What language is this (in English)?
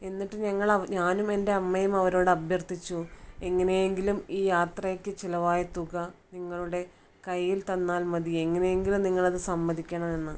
Malayalam